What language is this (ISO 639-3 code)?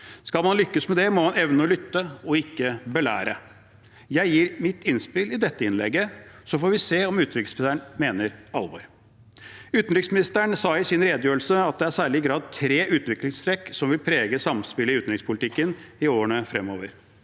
nor